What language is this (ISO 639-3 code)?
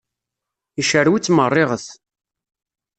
kab